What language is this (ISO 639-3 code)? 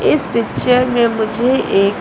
hin